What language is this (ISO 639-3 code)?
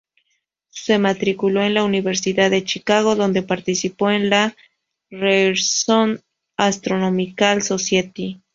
spa